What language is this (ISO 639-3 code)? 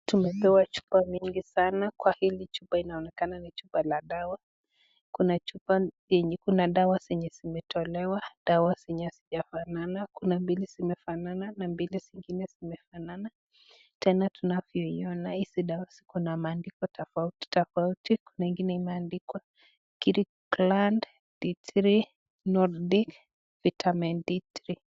swa